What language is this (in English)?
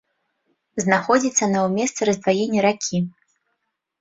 Belarusian